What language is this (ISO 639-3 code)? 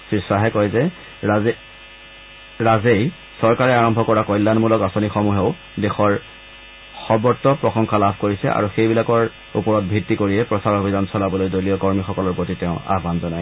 asm